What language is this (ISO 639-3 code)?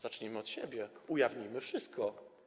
pol